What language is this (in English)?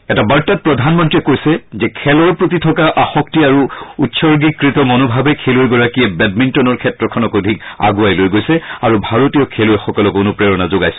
Assamese